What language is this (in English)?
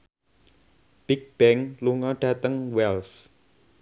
Javanese